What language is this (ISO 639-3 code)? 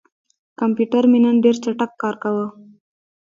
pus